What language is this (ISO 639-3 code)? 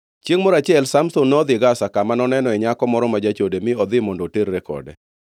luo